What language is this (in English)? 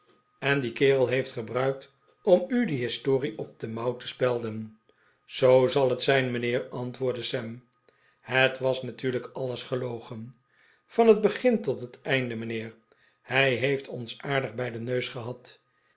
Dutch